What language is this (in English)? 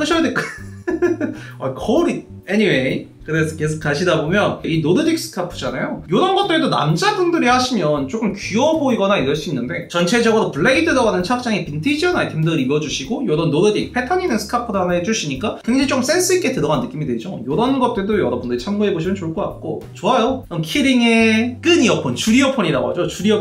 Korean